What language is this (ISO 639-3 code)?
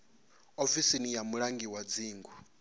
ven